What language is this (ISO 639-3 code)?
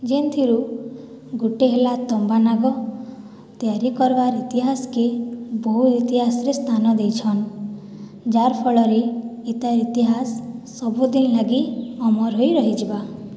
ori